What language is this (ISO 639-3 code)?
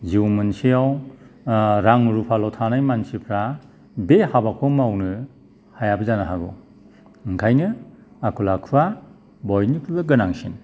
brx